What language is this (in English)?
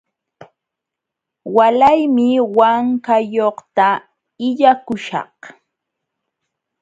Jauja Wanca Quechua